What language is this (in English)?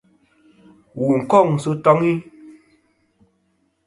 Kom